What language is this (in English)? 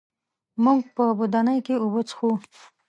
Pashto